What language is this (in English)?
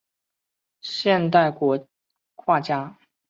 Chinese